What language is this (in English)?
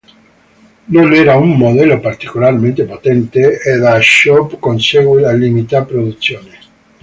Italian